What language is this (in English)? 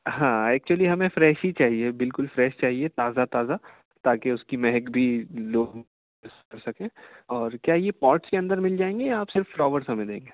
Urdu